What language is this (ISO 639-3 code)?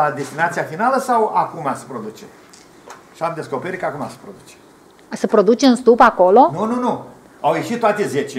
ron